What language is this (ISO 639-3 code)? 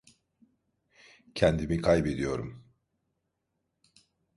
tur